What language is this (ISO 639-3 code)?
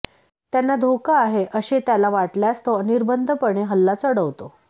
mar